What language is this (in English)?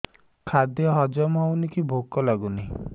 Odia